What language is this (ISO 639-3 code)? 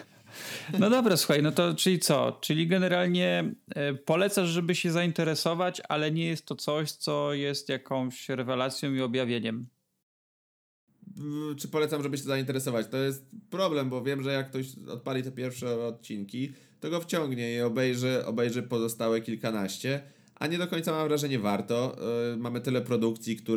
pol